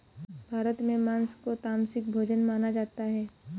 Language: Hindi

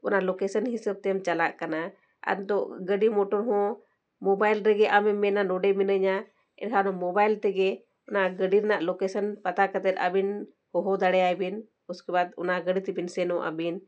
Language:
Santali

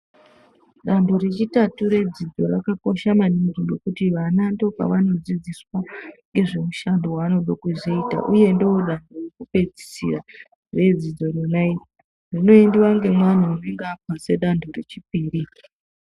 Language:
Ndau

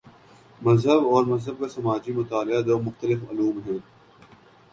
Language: Urdu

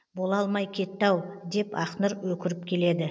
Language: Kazakh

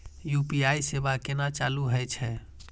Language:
Maithili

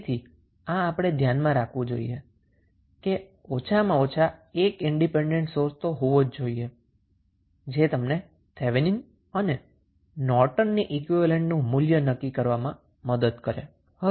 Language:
Gujarati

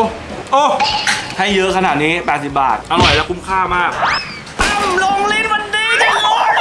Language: Thai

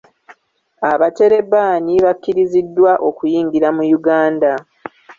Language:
Ganda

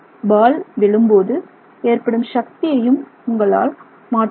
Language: Tamil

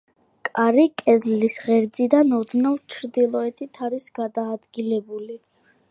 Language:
Georgian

